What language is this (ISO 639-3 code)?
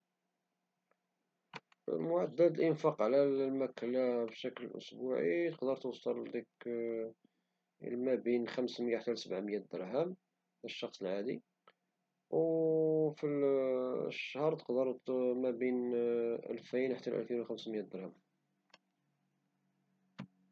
ary